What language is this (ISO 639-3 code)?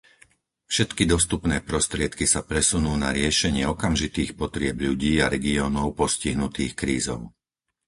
slk